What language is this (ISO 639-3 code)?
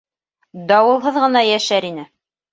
bak